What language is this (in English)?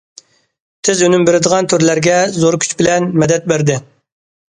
Uyghur